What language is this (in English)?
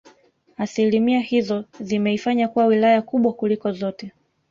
Swahili